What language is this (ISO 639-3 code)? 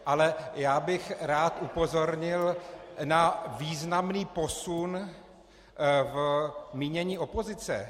ces